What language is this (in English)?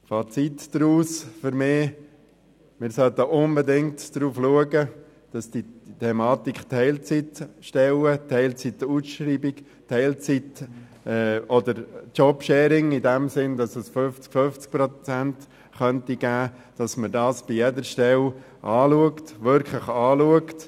Swiss German